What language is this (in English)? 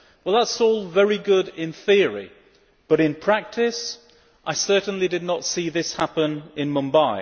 English